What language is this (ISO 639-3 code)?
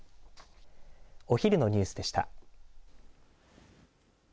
jpn